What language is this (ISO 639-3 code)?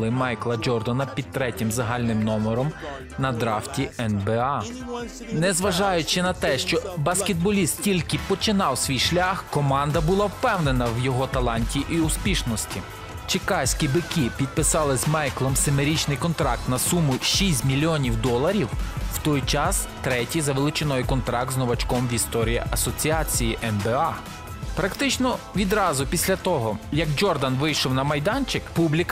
ukr